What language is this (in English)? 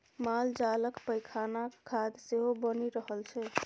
Maithili